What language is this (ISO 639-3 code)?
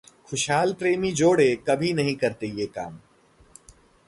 hin